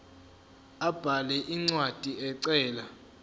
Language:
Zulu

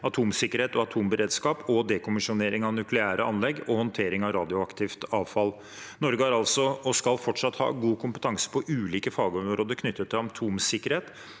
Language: Norwegian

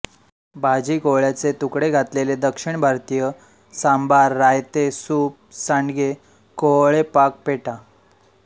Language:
Marathi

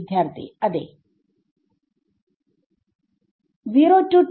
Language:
Malayalam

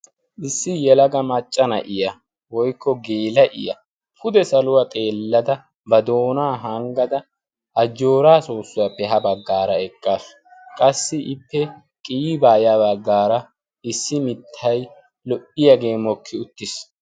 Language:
Wolaytta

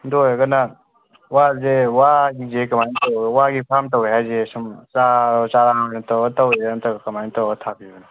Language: Manipuri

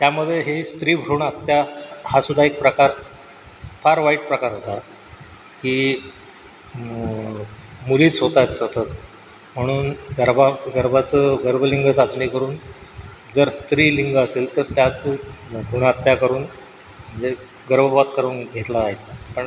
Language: Marathi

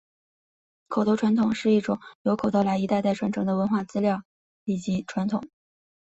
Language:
Chinese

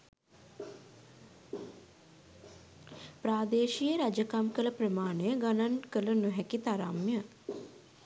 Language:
Sinhala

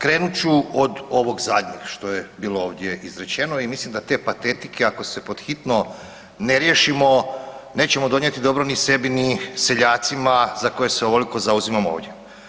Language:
Croatian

